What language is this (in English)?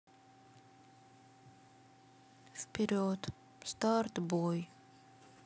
Russian